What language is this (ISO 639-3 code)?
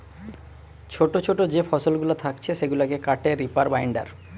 ben